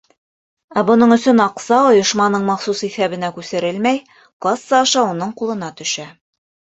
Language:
Bashkir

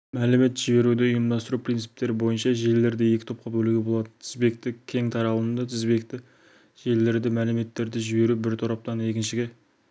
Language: Kazakh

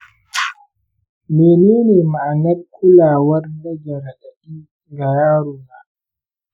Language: Hausa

